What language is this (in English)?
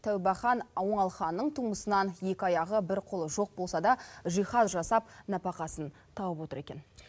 Kazakh